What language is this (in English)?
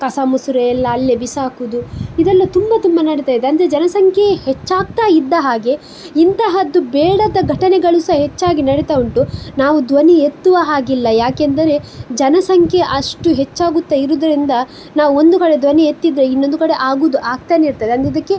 Kannada